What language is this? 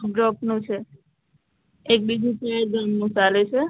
Gujarati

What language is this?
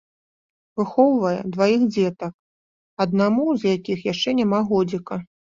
Belarusian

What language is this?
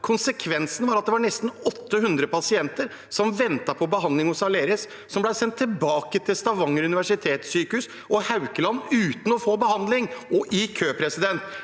Norwegian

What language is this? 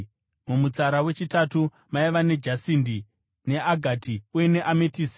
Shona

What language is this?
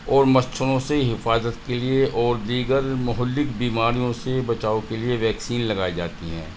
Urdu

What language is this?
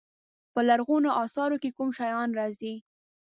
Pashto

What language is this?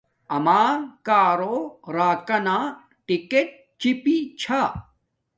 Domaaki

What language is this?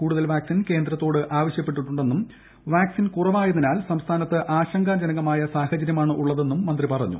Malayalam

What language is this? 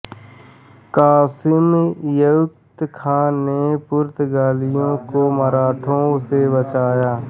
Hindi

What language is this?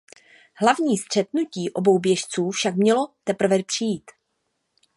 Czech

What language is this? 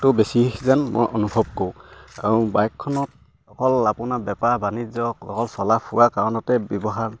Assamese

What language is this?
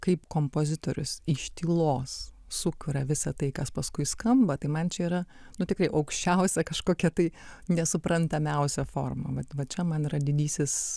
Lithuanian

